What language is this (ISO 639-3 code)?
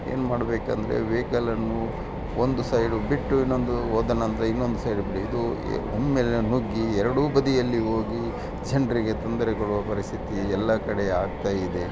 kan